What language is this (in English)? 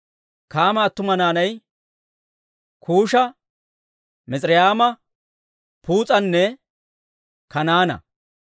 Dawro